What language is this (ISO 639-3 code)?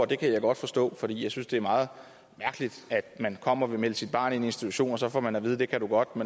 dan